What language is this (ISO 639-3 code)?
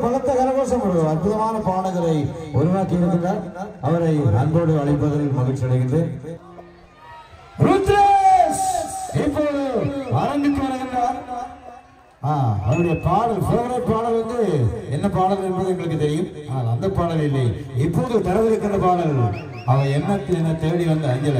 tam